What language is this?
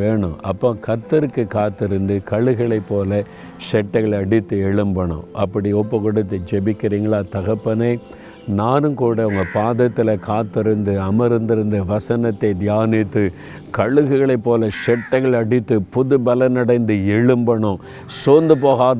Tamil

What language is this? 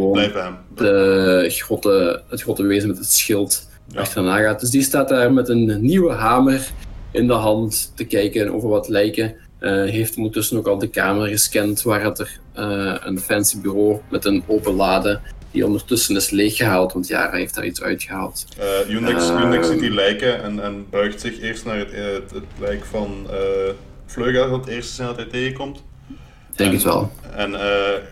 Dutch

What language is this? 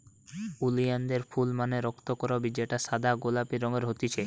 Bangla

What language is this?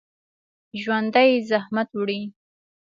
Pashto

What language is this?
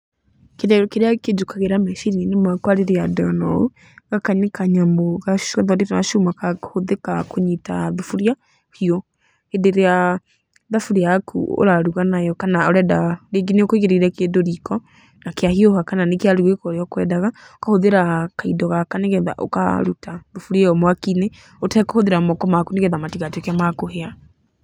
Kikuyu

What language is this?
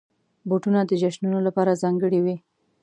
Pashto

